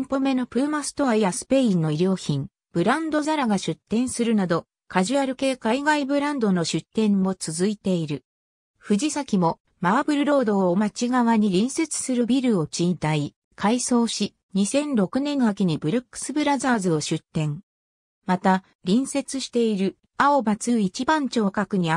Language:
Japanese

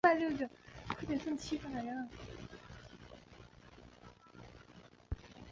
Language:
Chinese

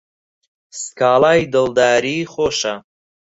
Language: Central Kurdish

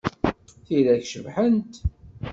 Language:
Kabyle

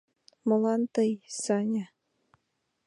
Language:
Mari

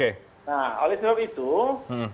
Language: Indonesian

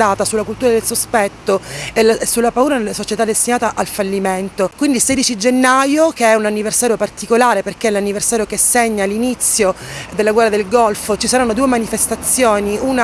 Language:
Italian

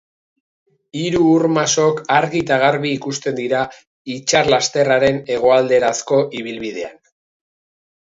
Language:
Basque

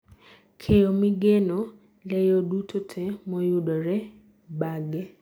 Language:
Luo (Kenya and Tanzania)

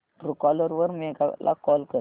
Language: Marathi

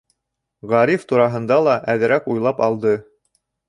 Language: Bashkir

